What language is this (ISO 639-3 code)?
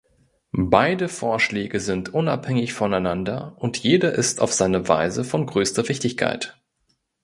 deu